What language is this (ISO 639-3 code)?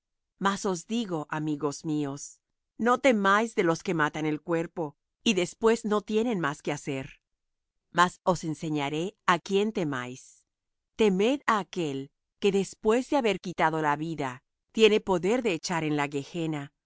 spa